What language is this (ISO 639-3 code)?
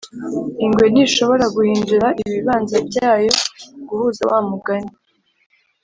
kin